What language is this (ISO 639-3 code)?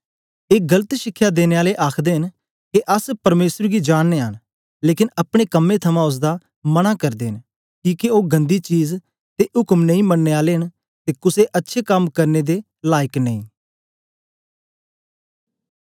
doi